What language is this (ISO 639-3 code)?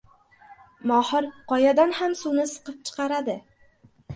uzb